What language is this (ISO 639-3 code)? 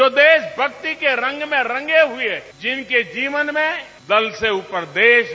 hin